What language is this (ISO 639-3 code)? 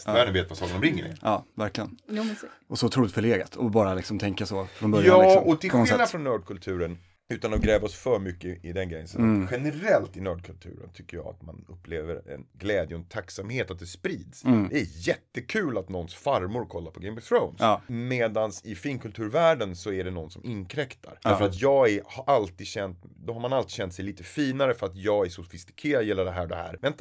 swe